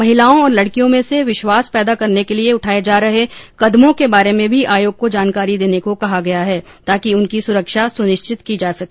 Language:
Hindi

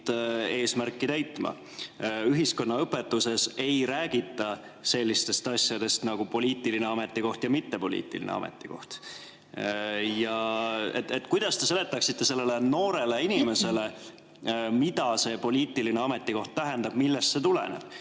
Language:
Estonian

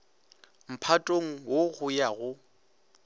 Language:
Northern Sotho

